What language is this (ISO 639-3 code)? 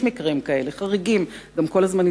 heb